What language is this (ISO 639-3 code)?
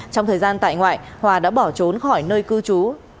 vie